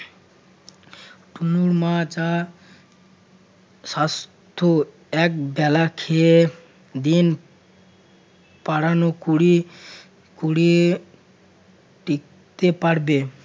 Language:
Bangla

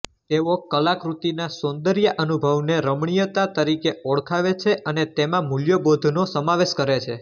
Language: Gujarati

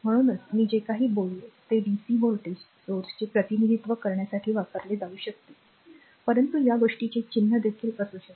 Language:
Marathi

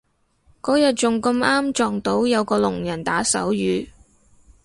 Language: Cantonese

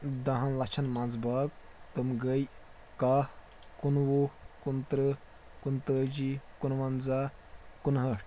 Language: Kashmiri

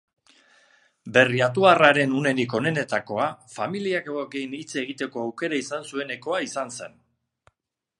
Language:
Basque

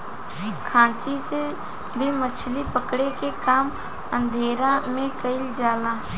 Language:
Bhojpuri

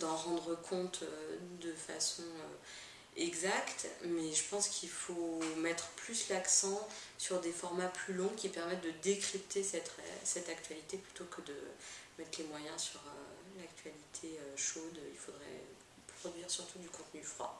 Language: French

